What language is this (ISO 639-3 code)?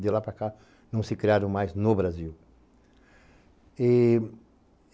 por